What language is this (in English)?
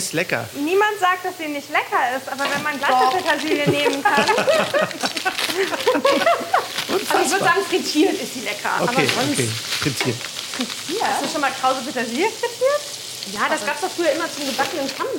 German